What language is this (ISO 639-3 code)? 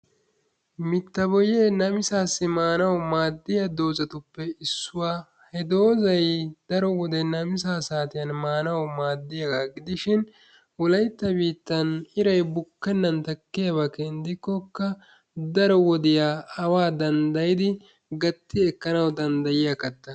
wal